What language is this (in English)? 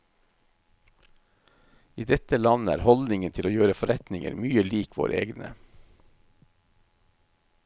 Norwegian